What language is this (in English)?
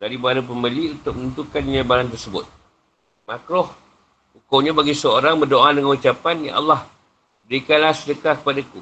Malay